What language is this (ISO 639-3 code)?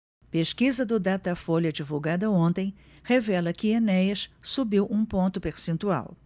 por